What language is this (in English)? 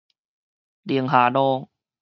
Min Nan Chinese